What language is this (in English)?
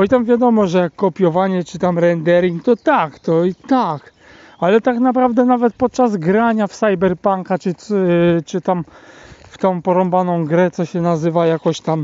Polish